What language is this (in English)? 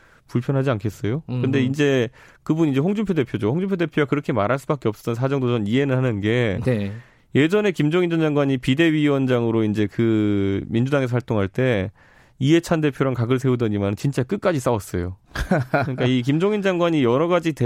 Korean